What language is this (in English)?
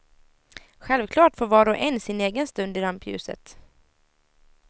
Swedish